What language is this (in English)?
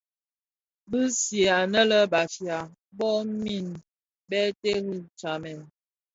Bafia